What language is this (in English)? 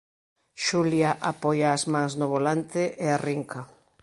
Galician